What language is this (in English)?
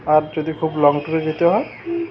Bangla